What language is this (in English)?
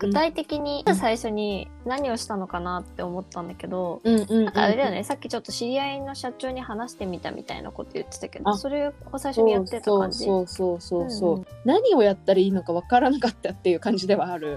Japanese